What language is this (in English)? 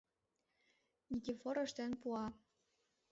Mari